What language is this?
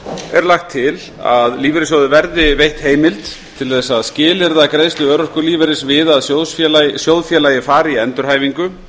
Icelandic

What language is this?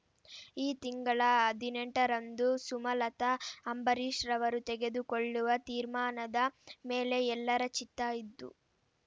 Kannada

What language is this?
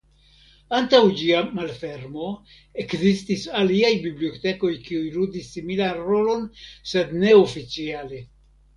Esperanto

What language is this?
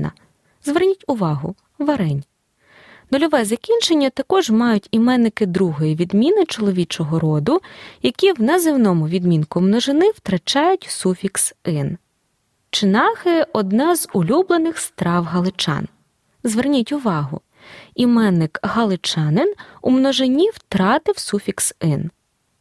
Ukrainian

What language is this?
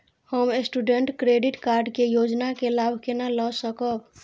Maithili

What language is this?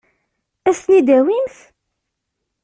Kabyle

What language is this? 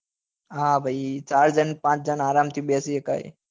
Gujarati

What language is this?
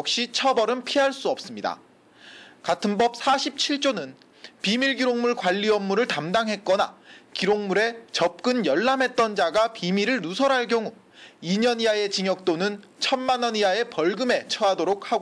Korean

